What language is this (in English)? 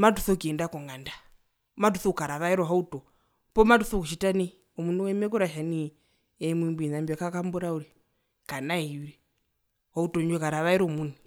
Herero